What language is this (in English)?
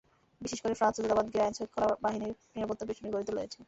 Bangla